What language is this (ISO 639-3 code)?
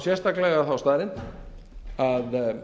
isl